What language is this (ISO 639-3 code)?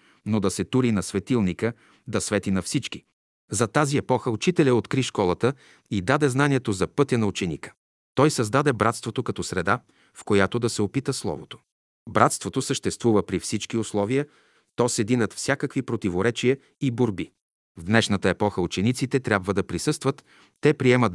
bul